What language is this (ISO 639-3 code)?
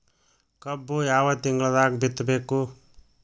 kan